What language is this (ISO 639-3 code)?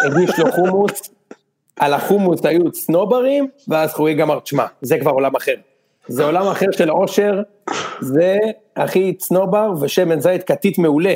heb